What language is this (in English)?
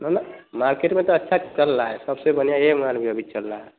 Hindi